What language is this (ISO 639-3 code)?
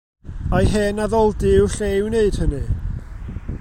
cym